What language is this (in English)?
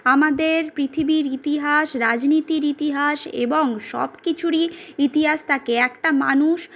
Bangla